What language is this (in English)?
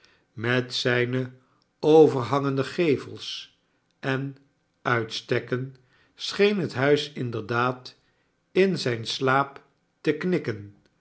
Dutch